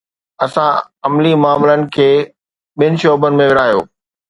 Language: Sindhi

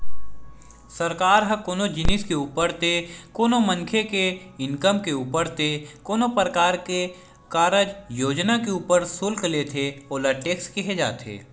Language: Chhattisgarhi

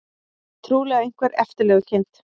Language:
Icelandic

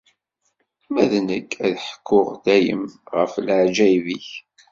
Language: Kabyle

